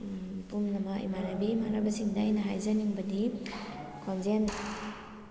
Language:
Manipuri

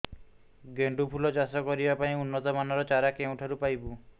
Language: Odia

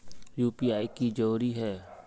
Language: Magahi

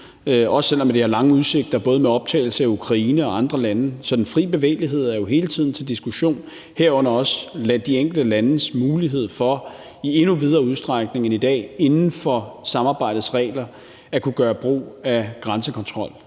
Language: Danish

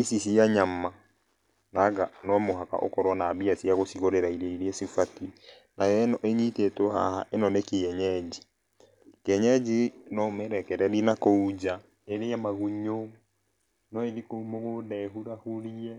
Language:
Kikuyu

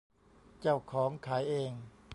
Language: Thai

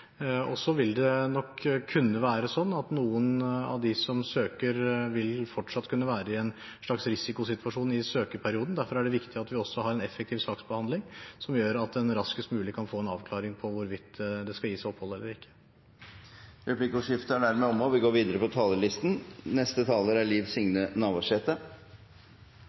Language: Norwegian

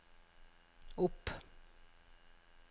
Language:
Norwegian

